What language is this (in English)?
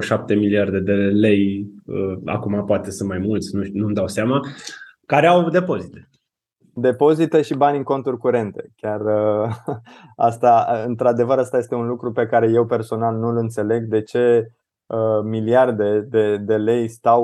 Romanian